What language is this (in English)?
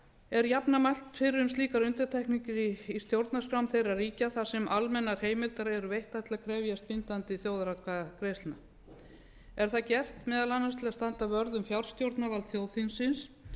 Icelandic